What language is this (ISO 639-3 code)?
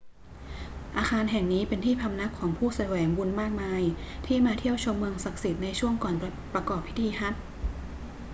tha